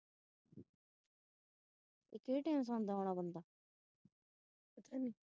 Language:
Punjabi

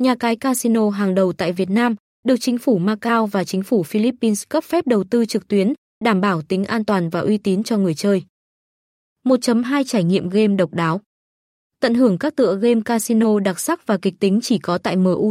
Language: Vietnamese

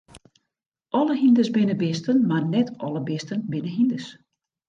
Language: Western Frisian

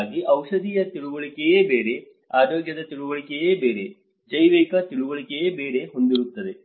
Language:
Kannada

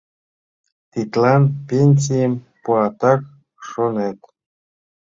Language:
Mari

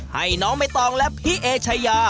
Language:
Thai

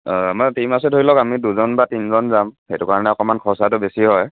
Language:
Assamese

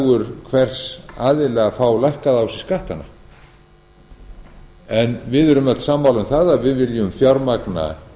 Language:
Icelandic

